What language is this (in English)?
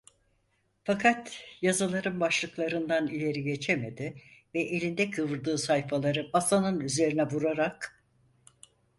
Turkish